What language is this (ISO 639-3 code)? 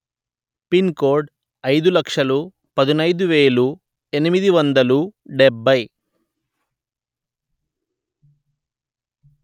tel